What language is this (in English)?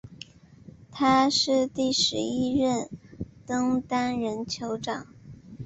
Chinese